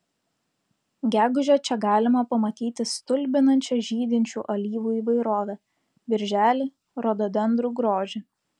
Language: Lithuanian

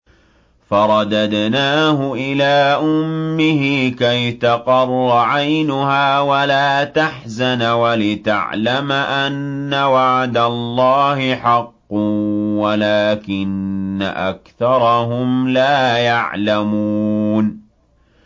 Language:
Arabic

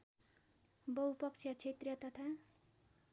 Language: Nepali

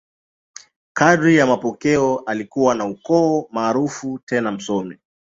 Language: Swahili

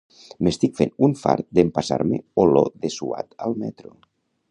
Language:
Catalan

